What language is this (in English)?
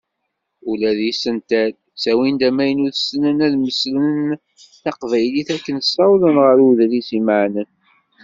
Kabyle